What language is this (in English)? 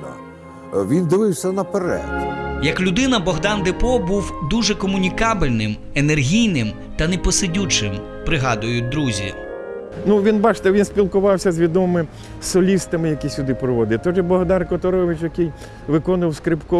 Ukrainian